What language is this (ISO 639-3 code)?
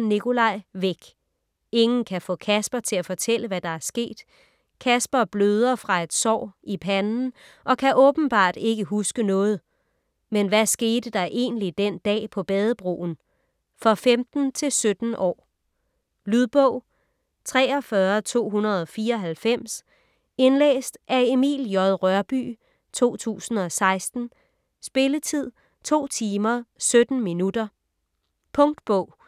dan